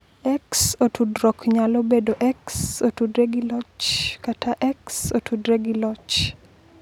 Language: Luo (Kenya and Tanzania)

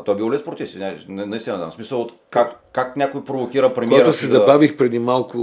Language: Bulgarian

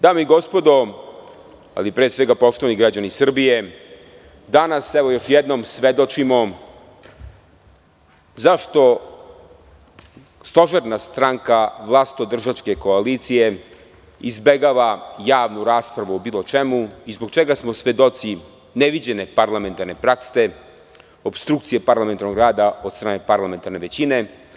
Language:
Serbian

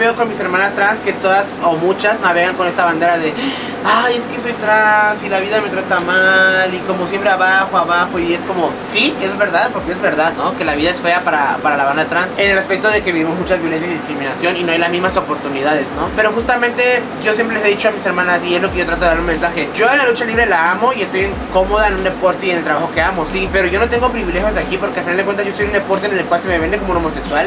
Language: Spanish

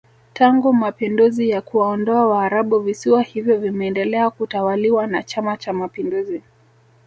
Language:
Swahili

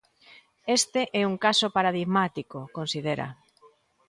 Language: Galician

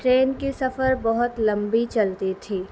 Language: Urdu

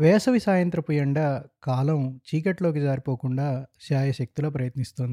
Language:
Telugu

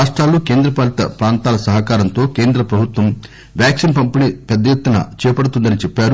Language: Telugu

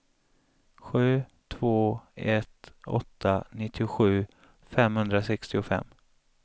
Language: Swedish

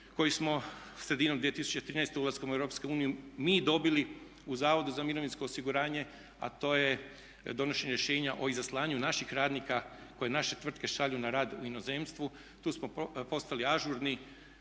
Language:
Croatian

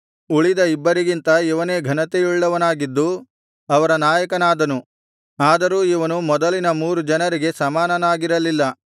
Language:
Kannada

